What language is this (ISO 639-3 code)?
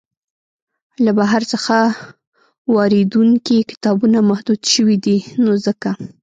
pus